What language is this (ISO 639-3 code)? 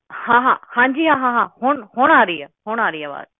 pan